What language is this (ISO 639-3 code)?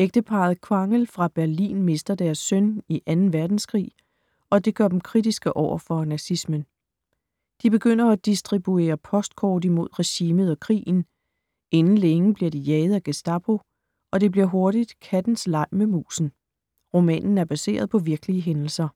dan